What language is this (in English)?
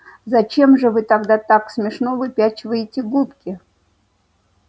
Russian